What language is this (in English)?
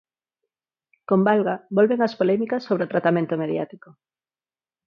Galician